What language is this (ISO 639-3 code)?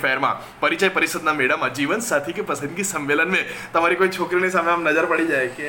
guj